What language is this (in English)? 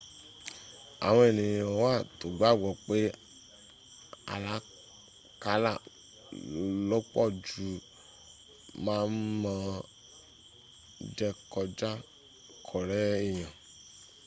Yoruba